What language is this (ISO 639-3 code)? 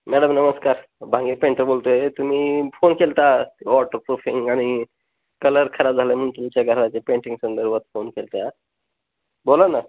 mar